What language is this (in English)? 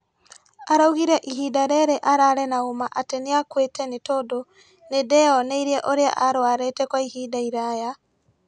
Kikuyu